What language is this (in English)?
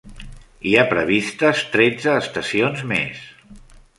Catalan